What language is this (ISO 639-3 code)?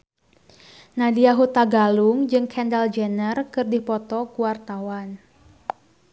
sun